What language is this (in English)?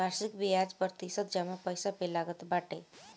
Bhojpuri